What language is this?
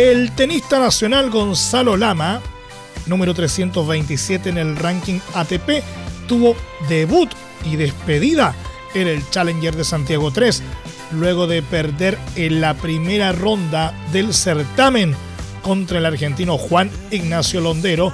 Spanish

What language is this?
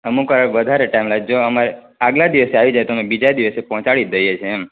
Gujarati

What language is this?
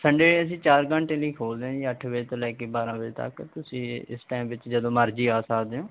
Punjabi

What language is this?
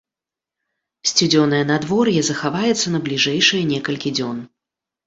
Belarusian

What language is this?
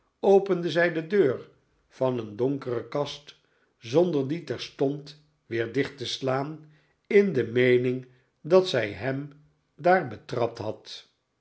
Dutch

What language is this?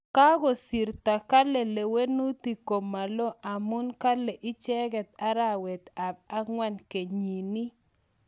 Kalenjin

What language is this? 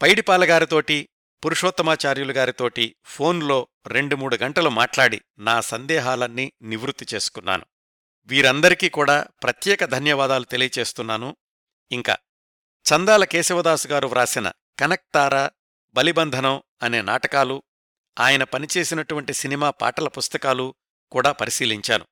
Telugu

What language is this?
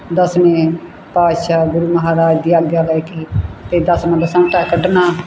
Punjabi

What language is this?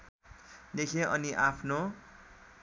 Nepali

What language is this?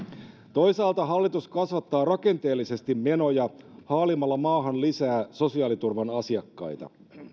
Finnish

